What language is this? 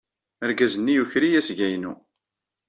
Kabyle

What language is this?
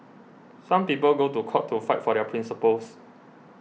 English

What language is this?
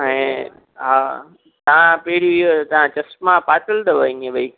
Sindhi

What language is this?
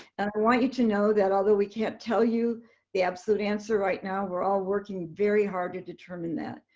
English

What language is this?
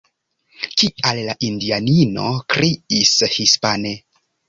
Esperanto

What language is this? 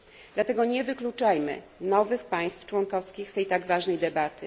Polish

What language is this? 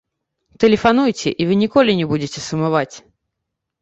Belarusian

